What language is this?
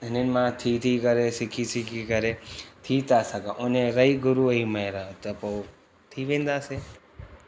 Sindhi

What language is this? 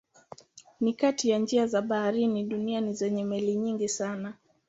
Swahili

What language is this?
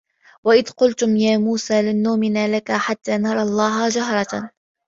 Arabic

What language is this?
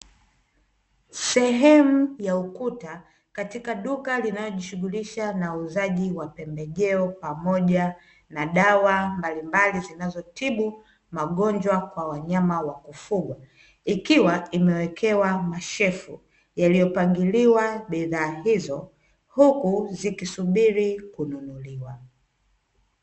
Swahili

